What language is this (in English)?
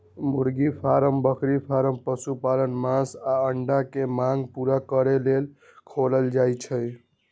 Magahi